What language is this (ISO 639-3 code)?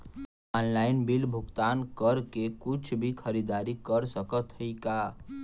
bho